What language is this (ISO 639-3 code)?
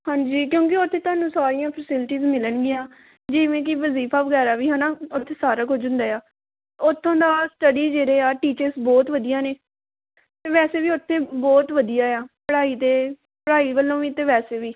pan